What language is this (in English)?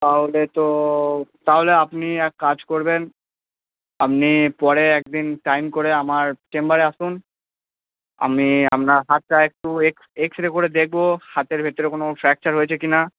Bangla